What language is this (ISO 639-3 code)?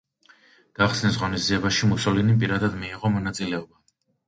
kat